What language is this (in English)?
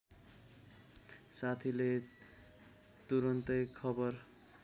Nepali